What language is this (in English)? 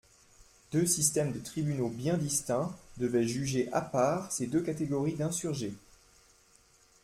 French